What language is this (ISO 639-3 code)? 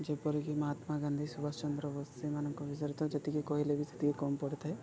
ori